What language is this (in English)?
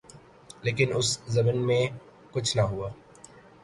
Urdu